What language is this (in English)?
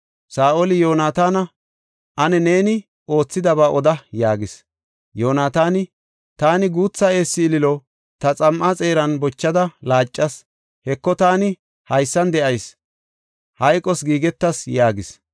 Gofa